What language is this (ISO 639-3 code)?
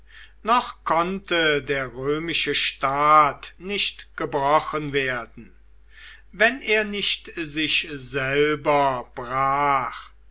deu